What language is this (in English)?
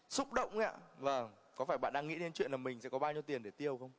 Vietnamese